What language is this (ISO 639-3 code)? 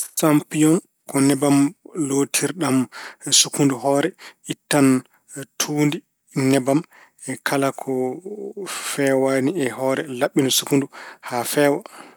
ful